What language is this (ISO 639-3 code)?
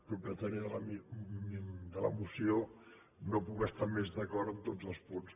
cat